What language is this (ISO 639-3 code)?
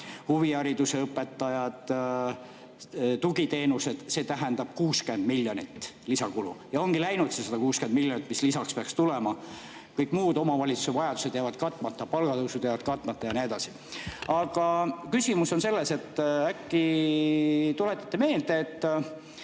est